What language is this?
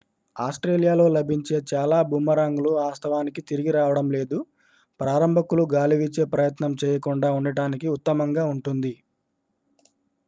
Telugu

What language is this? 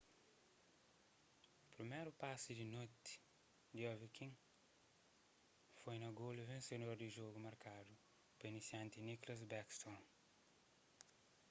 Kabuverdianu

